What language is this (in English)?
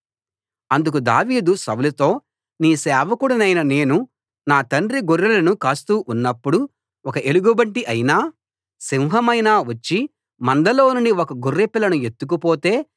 Telugu